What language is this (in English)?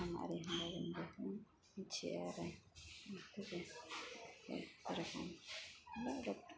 Bodo